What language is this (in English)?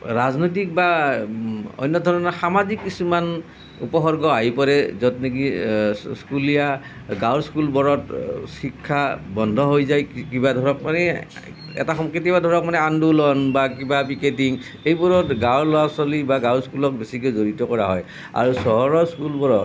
Assamese